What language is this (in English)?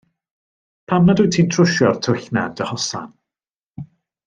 Welsh